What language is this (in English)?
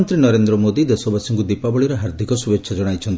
Odia